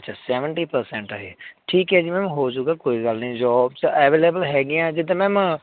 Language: Punjabi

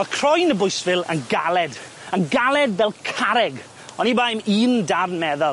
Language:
Welsh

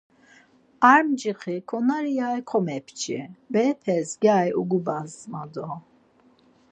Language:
Laz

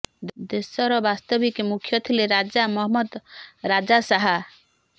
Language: Odia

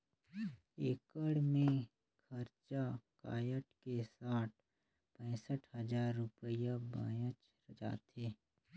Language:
Chhattisgarhi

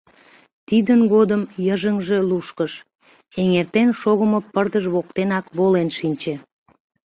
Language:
Mari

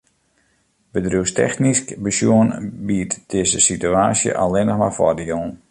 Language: Western Frisian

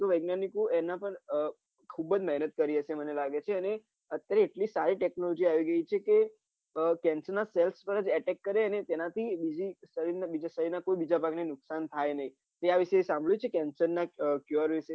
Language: Gujarati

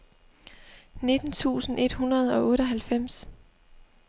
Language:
Danish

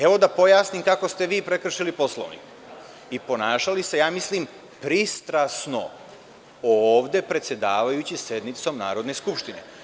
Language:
Serbian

